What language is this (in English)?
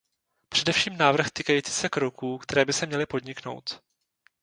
Czech